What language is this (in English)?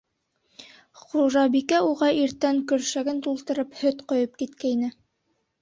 Bashkir